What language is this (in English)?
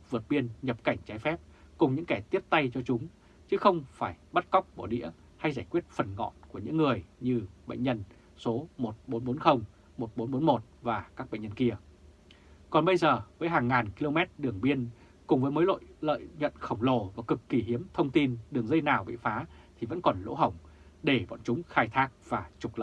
Vietnamese